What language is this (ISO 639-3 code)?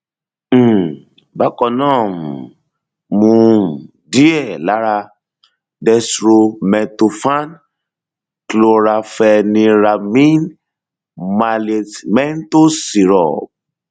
yor